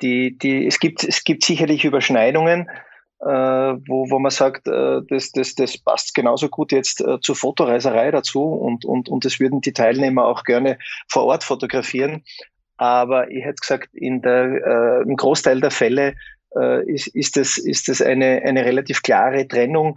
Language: German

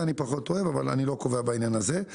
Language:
Hebrew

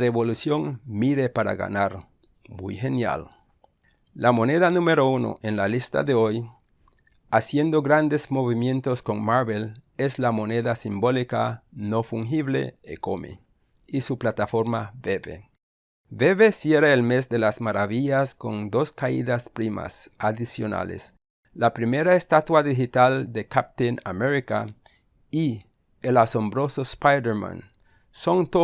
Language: Spanish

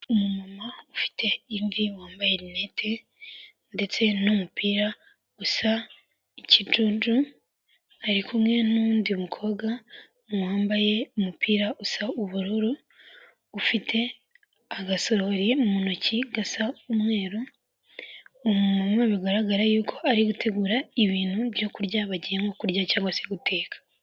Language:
Kinyarwanda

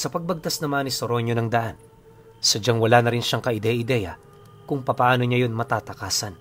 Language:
Filipino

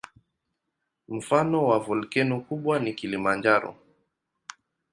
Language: Swahili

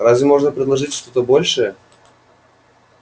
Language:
Russian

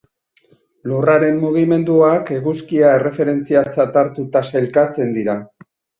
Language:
Basque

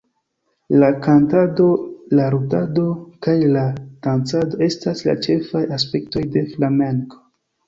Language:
Esperanto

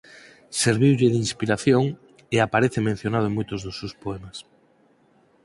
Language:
Galician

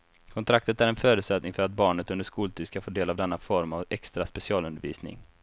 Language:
Swedish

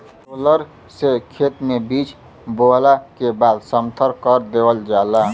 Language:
Bhojpuri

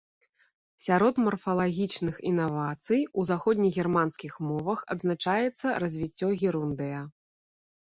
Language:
Belarusian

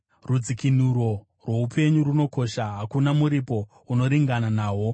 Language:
Shona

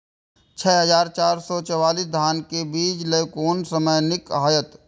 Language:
Maithili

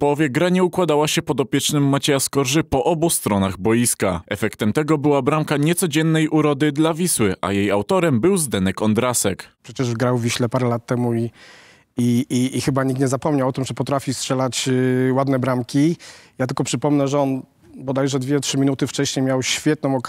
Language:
Polish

